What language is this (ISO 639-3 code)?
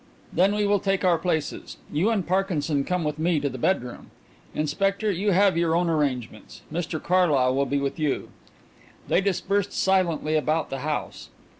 eng